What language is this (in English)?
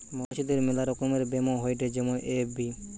Bangla